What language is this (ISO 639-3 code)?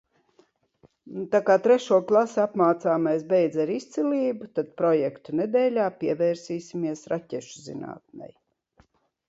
lav